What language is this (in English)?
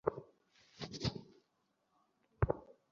Bangla